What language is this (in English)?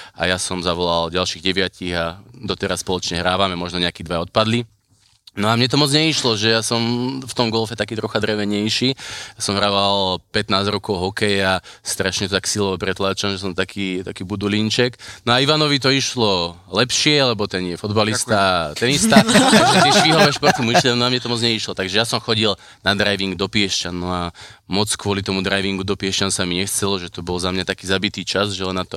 Slovak